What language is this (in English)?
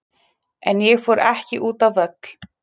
Icelandic